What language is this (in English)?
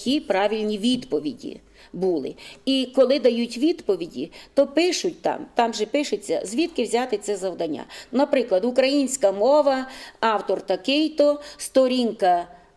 Ukrainian